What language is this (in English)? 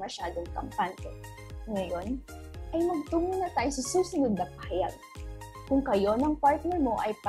Filipino